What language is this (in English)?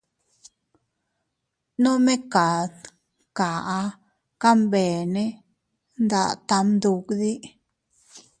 Teutila Cuicatec